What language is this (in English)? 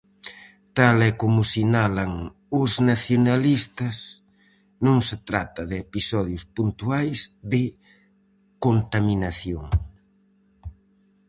Galician